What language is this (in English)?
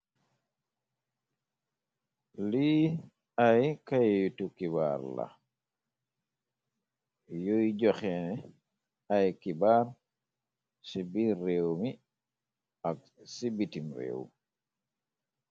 Wolof